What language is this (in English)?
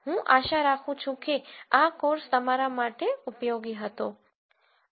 Gujarati